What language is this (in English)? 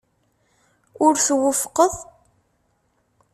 Kabyle